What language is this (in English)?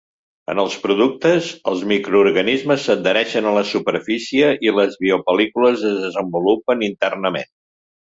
Catalan